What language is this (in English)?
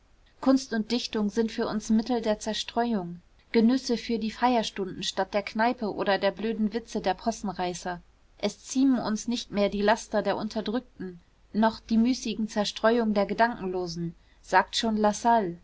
German